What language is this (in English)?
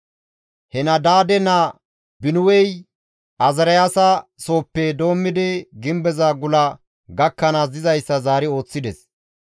Gamo